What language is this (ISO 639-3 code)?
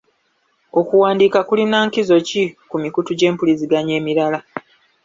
lug